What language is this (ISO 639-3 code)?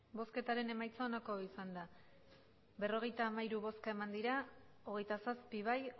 eus